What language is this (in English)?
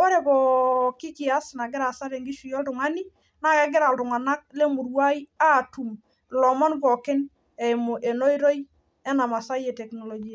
Masai